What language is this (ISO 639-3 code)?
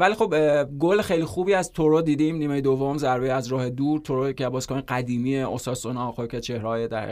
fas